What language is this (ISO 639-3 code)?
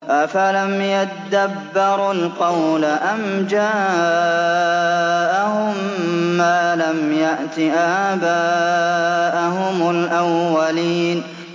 ara